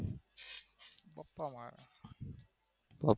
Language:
Gujarati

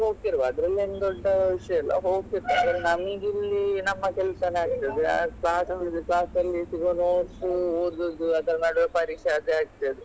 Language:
Kannada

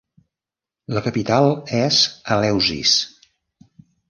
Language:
Catalan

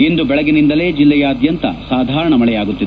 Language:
Kannada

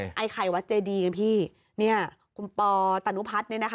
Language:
Thai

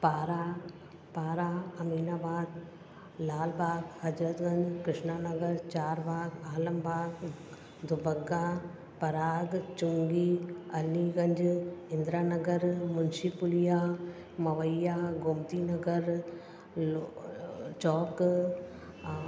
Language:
Sindhi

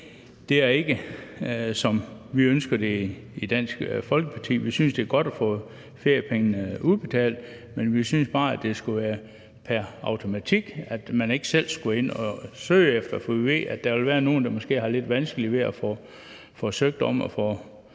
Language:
Danish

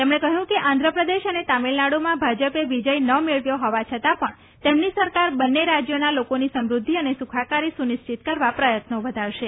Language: Gujarati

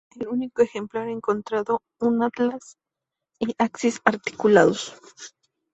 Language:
Spanish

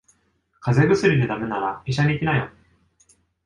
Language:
Japanese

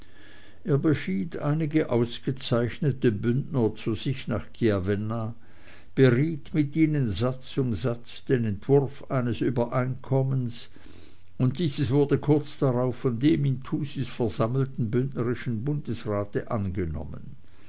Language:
German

